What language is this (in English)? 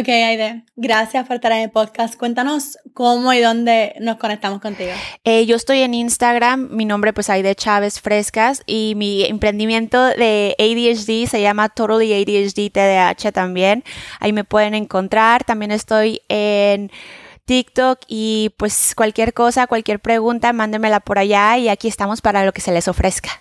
Spanish